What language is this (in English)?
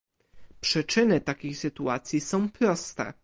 Polish